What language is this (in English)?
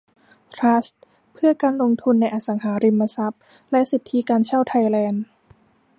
Thai